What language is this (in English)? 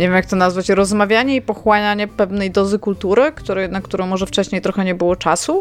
Polish